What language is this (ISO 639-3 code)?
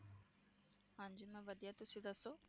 pan